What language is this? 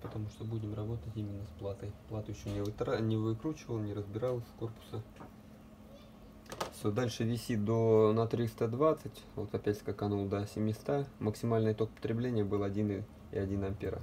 Russian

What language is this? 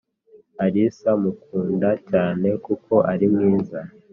Kinyarwanda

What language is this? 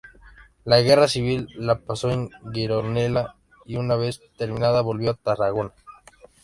Spanish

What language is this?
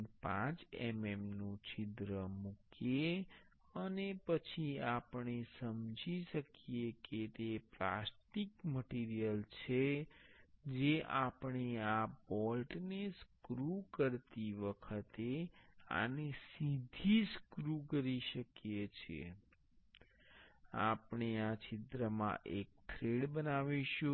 Gujarati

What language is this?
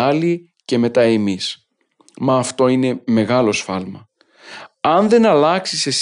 Greek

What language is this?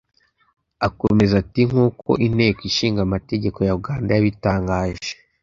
Kinyarwanda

